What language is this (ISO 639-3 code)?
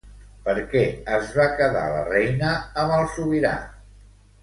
cat